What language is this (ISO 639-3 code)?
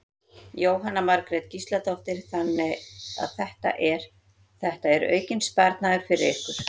isl